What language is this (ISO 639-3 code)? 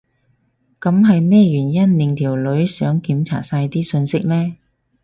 yue